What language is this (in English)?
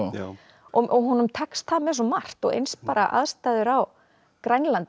Icelandic